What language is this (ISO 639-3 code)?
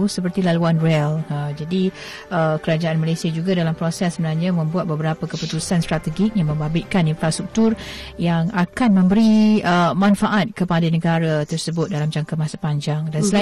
msa